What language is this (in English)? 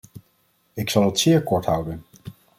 Dutch